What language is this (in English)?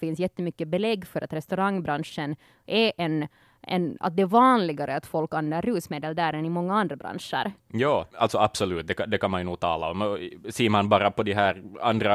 Swedish